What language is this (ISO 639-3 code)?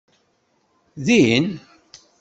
kab